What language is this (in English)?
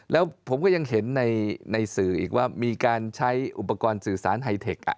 Thai